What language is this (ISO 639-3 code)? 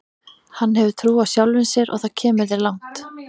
isl